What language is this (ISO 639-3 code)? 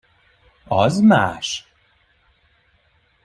hun